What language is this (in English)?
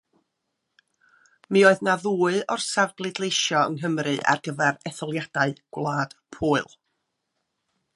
Welsh